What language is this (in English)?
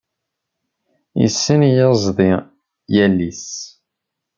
Kabyle